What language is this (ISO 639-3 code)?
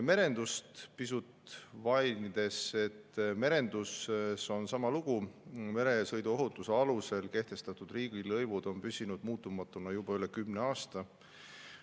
est